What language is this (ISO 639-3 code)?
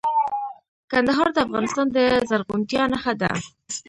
pus